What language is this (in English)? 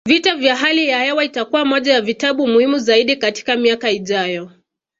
Swahili